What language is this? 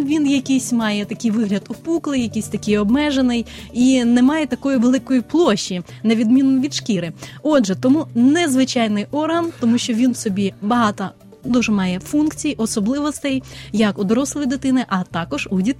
Ukrainian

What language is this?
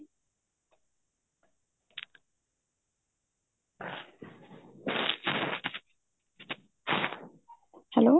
Punjabi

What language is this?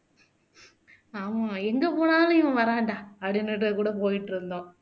Tamil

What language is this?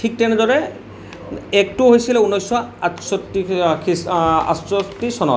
Assamese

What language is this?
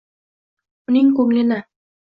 Uzbek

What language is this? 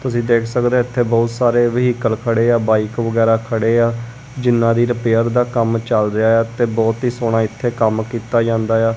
Punjabi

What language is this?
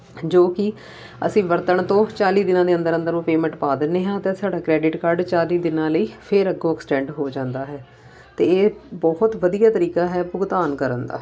Punjabi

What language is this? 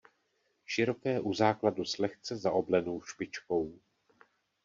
Czech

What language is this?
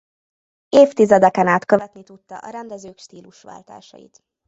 Hungarian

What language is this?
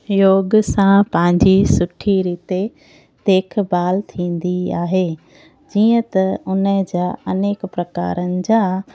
Sindhi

